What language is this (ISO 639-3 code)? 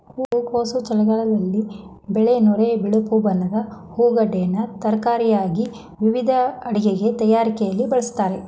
kan